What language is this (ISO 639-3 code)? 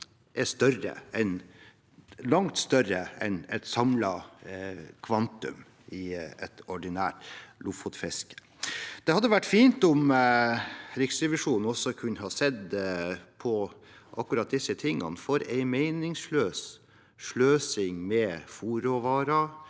nor